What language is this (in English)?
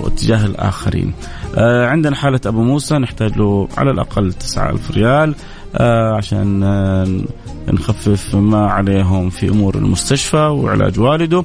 Arabic